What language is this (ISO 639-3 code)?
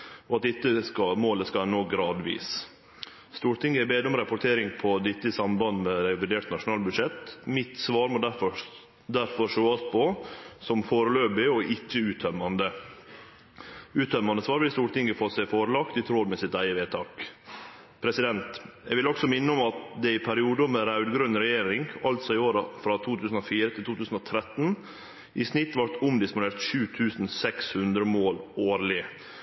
nno